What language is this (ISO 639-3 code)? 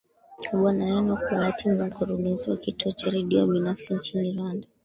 swa